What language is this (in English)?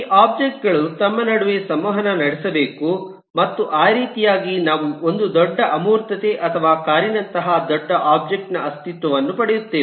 Kannada